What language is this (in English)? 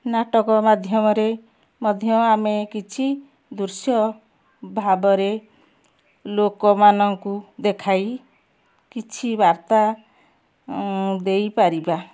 Odia